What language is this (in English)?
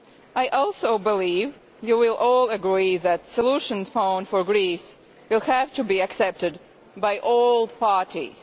English